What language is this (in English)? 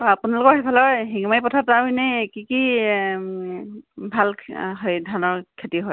Assamese